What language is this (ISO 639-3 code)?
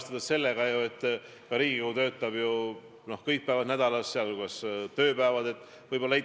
est